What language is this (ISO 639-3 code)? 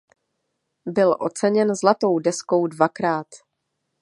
ces